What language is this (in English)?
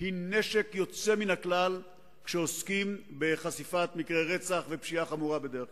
Hebrew